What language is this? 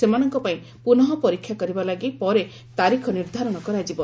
Odia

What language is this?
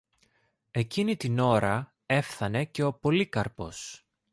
Greek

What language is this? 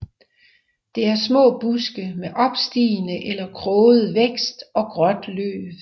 Danish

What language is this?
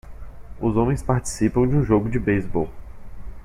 Portuguese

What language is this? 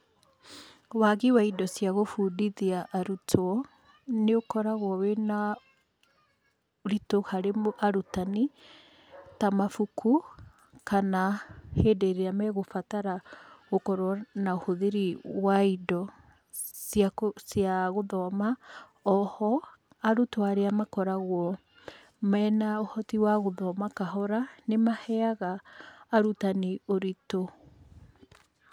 Kikuyu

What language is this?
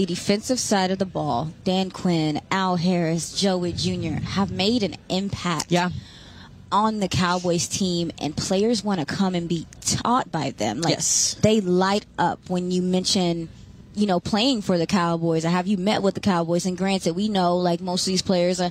English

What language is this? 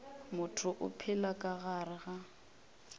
Northern Sotho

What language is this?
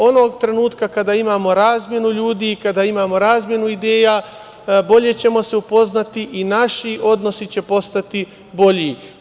Serbian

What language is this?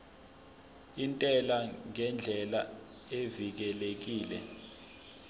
Zulu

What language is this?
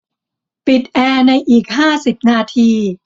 Thai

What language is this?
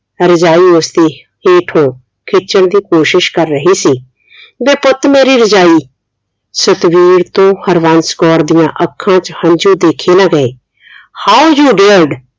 Punjabi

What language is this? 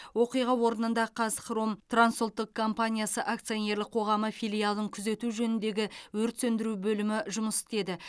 Kazakh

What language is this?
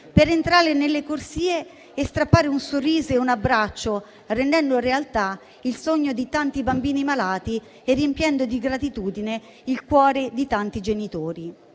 Italian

